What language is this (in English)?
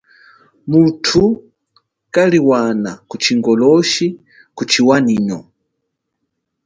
Chokwe